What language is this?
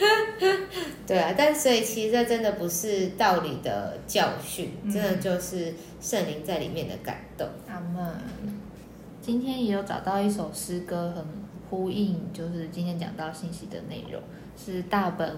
Chinese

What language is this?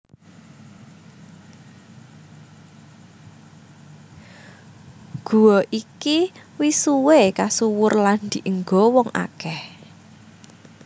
Javanese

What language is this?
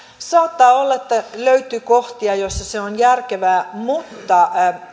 Finnish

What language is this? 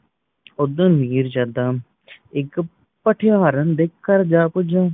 Punjabi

